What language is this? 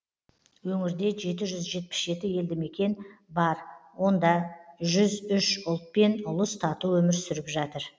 Kazakh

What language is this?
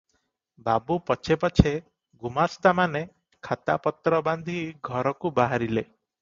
Odia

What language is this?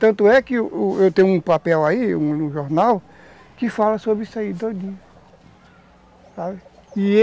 Portuguese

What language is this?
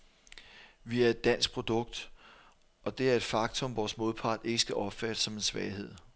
Danish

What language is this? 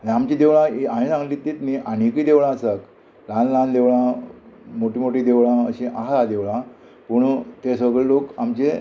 Konkani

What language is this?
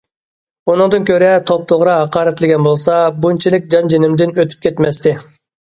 Uyghur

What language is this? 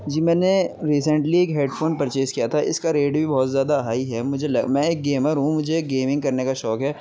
Urdu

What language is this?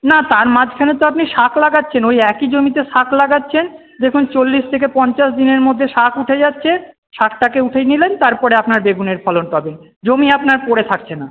Bangla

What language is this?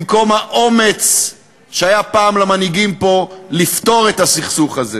Hebrew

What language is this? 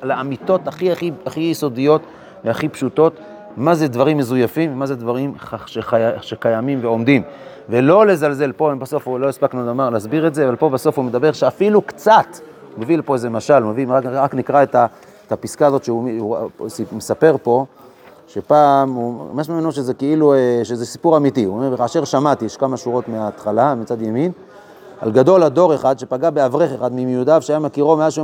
Hebrew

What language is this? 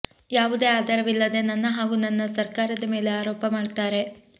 Kannada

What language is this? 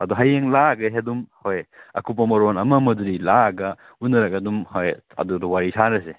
Manipuri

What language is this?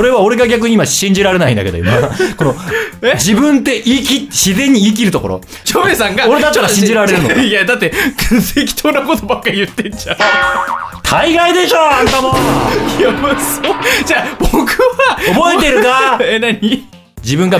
Japanese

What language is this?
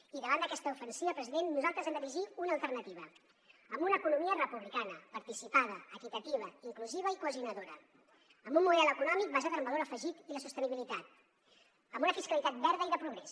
Catalan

